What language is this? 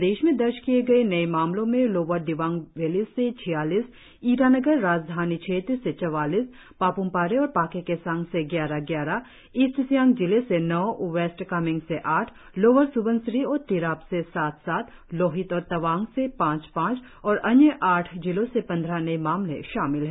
Hindi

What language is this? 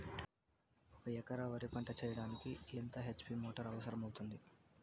Telugu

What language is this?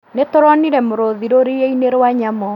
Kikuyu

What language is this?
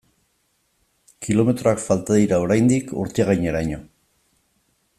Basque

